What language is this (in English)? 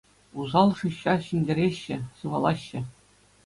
Chuvash